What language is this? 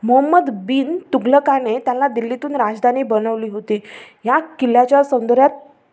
Marathi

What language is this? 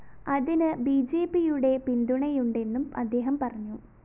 Malayalam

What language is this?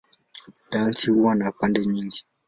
Swahili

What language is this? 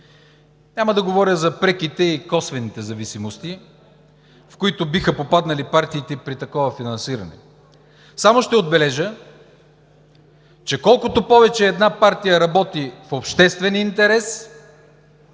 Bulgarian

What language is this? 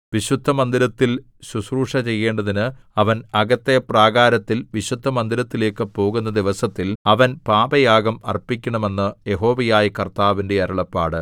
Malayalam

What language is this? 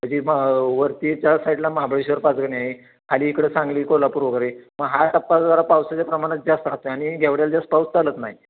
Marathi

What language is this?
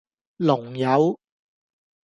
Cantonese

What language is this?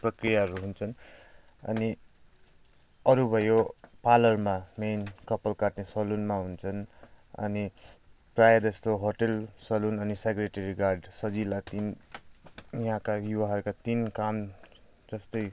Nepali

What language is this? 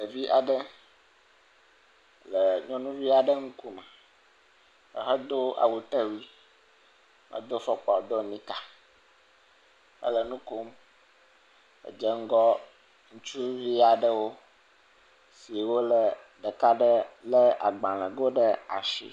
Ewe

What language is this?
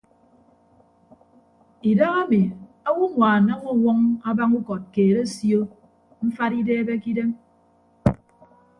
Ibibio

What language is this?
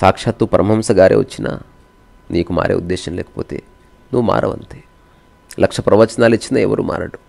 Telugu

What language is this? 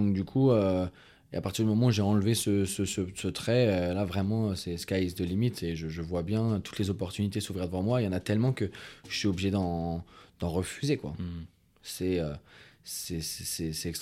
French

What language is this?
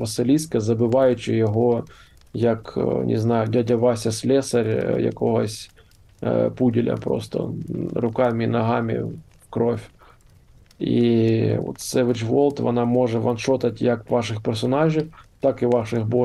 Ukrainian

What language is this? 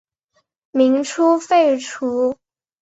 Chinese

